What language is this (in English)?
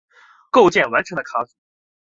Chinese